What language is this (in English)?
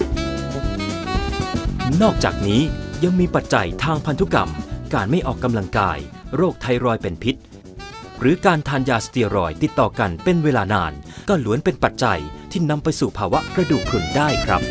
Thai